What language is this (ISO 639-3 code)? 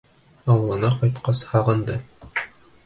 bak